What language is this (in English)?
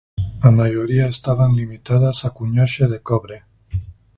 Galician